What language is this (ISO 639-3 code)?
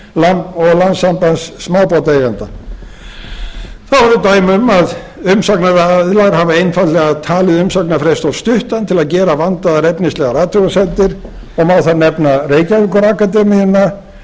isl